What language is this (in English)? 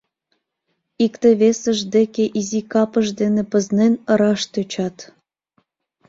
Mari